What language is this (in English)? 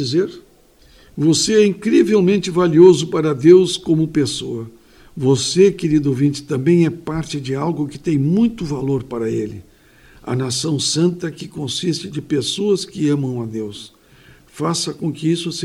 Portuguese